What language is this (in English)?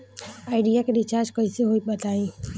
Bhojpuri